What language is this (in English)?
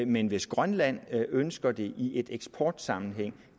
Danish